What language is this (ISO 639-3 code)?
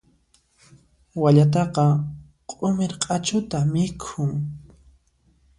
qxp